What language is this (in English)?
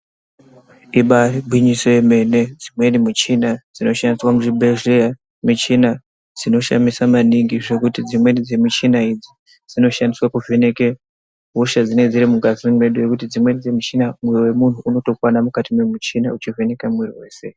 Ndau